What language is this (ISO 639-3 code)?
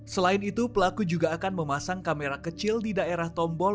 ind